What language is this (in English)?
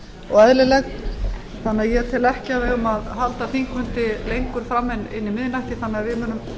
Icelandic